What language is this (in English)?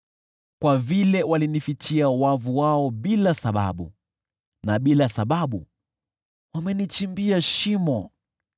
Swahili